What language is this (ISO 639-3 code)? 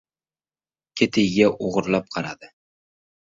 uzb